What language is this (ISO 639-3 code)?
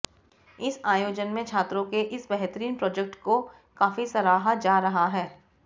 hin